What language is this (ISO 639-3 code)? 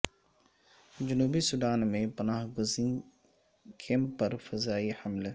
urd